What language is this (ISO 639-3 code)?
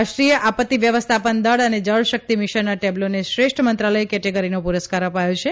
guj